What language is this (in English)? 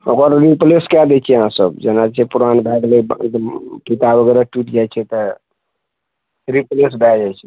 Maithili